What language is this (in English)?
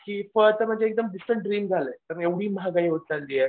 Marathi